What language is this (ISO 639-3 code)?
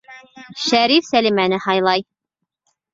bak